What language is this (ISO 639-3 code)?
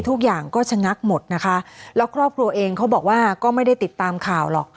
tha